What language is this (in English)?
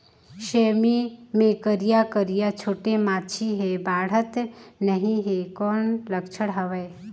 Chhattisgarhi